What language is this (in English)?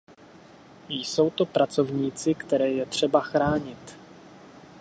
Czech